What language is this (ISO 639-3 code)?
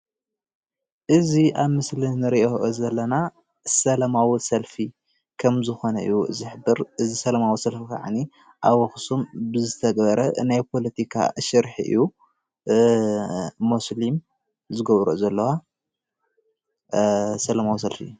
tir